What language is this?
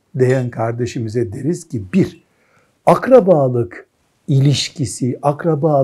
Turkish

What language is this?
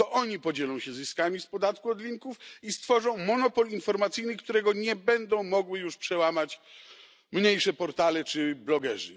Polish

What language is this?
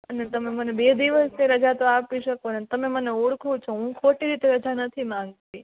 Gujarati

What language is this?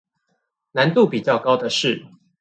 Chinese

